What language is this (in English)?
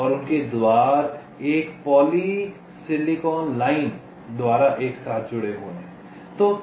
Hindi